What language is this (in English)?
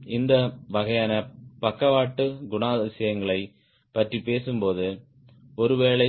Tamil